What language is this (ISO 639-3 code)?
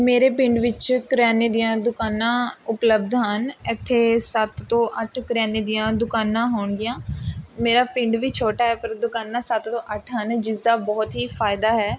pan